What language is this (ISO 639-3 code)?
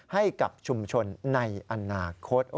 tha